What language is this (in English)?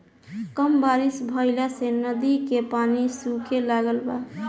Bhojpuri